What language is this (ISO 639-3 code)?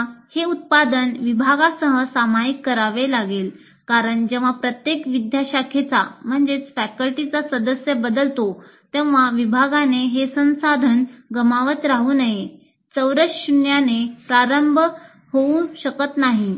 mar